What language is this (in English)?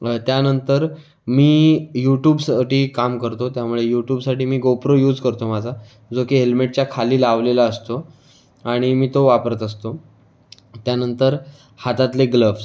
Marathi